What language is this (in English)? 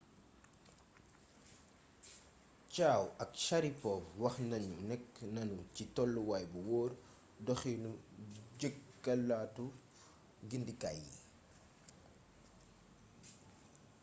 Wolof